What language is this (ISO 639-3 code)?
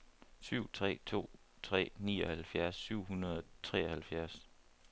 dan